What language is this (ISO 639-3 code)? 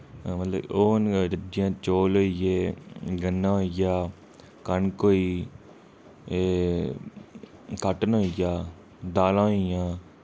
doi